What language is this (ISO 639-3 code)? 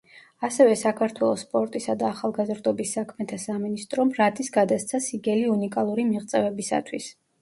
kat